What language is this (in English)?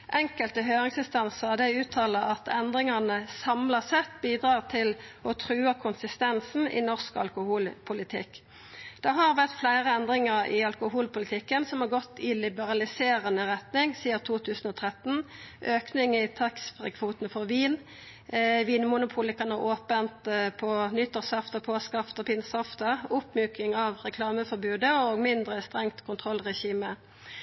Norwegian Nynorsk